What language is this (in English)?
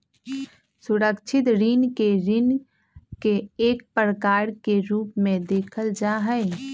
Magahi